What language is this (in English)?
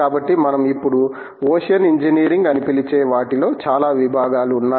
Telugu